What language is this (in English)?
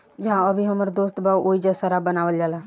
Bhojpuri